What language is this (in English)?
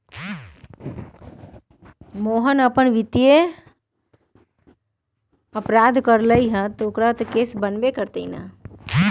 Magahi